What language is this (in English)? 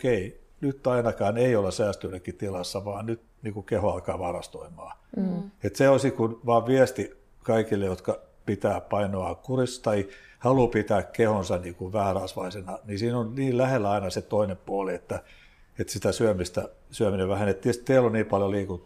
Finnish